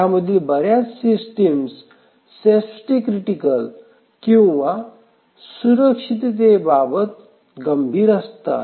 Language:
Marathi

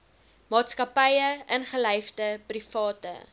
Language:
Afrikaans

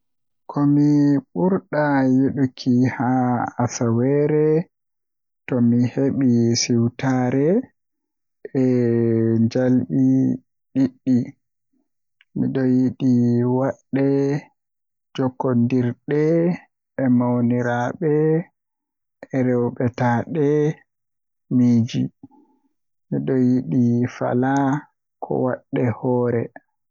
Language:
Western Niger Fulfulde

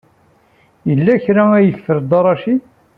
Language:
Kabyle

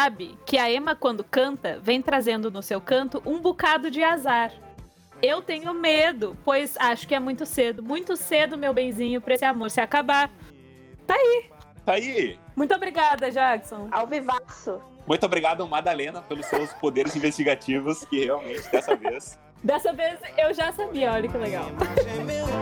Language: Portuguese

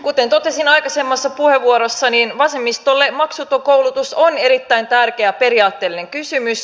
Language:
Finnish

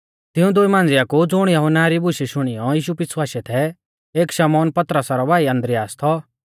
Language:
Mahasu Pahari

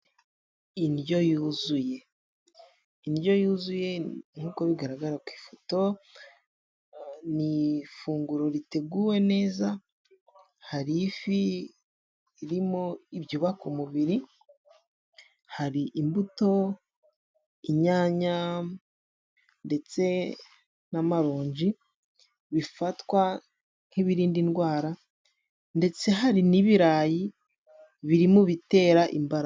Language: Kinyarwanda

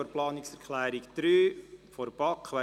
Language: Swiss German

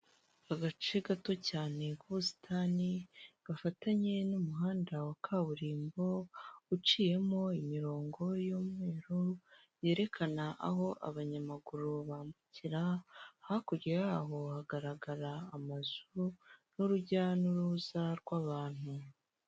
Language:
Kinyarwanda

